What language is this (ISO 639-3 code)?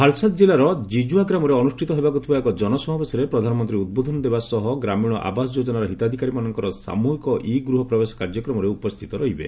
ori